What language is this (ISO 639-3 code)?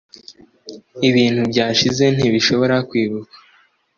kin